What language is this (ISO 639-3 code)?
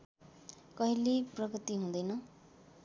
nep